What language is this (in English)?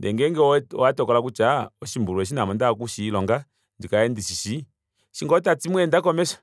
Kuanyama